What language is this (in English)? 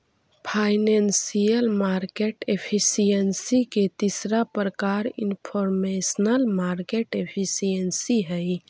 Magahi